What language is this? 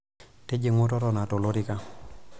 Masai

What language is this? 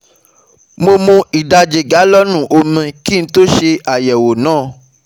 Yoruba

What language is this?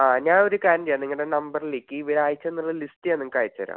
Malayalam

